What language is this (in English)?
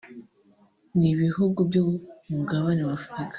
Kinyarwanda